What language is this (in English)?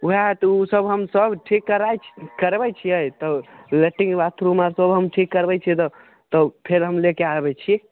Maithili